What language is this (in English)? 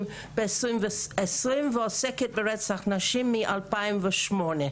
Hebrew